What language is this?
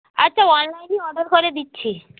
Bangla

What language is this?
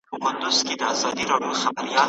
Pashto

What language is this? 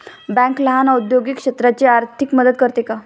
Marathi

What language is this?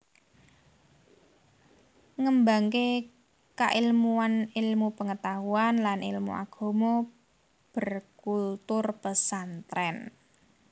Javanese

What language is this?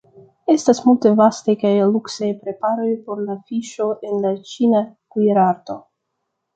Esperanto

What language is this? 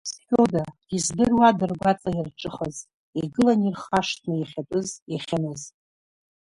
Abkhazian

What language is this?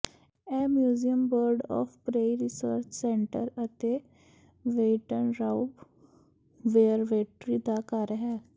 Punjabi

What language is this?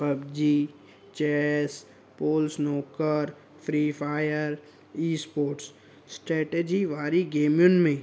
Sindhi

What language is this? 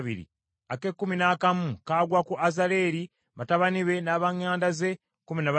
Ganda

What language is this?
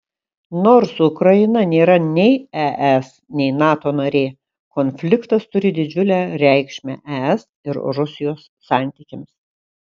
Lithuanian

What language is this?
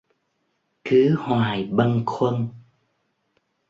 Vietnamese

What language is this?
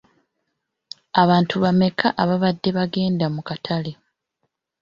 Ganda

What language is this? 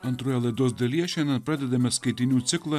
Lithuanian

